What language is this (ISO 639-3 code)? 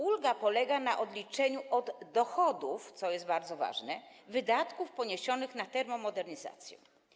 pol